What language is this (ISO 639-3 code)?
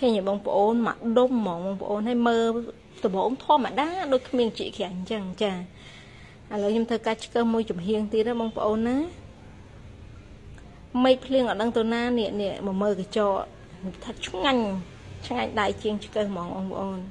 vie